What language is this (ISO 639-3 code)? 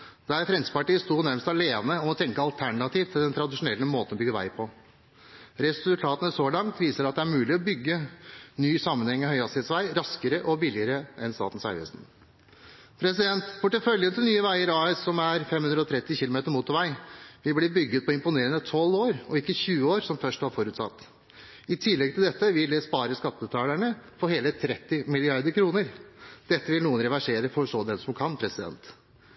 nob